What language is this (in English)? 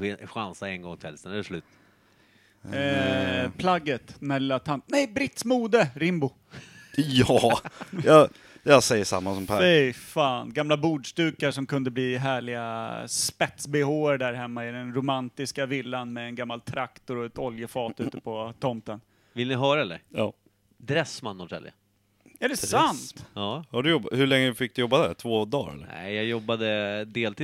Swedish